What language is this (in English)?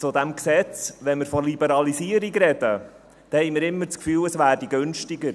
Swiss German